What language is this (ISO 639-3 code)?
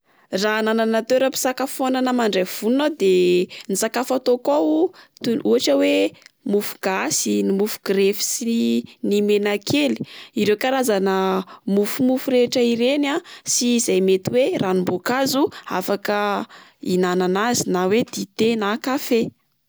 mlg